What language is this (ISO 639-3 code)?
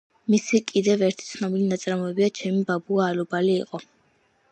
kat